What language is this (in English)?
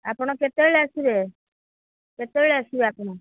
Odia